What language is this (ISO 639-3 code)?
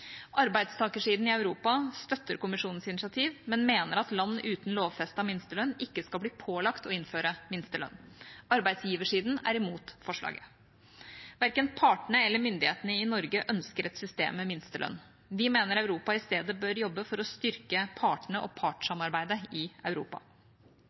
nob